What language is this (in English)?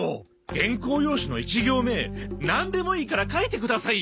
Japanese